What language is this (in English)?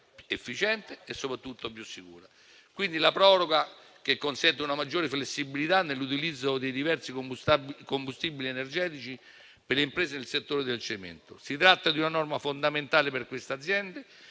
Italian